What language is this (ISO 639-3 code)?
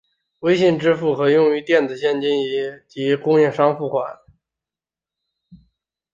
zho